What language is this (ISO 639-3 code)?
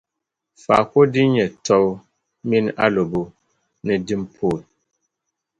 dag